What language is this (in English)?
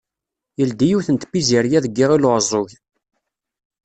Kabyle